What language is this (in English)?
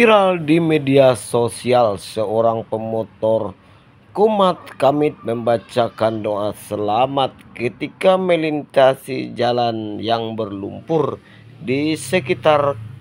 Indonesian